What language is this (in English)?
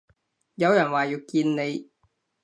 Cantonese